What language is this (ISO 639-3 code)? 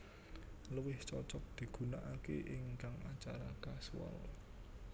jav